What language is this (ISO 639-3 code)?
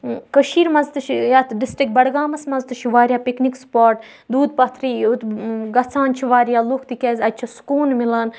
kas